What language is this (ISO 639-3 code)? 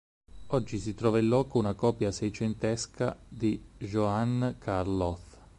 ita